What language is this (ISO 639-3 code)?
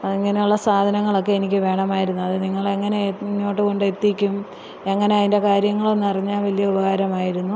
mal